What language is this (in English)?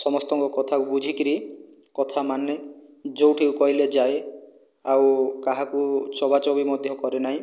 Odia